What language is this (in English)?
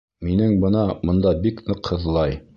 Bashkir